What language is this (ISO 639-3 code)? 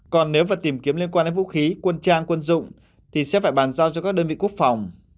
vie